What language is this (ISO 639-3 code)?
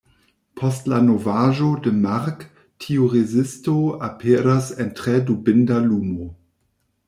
epo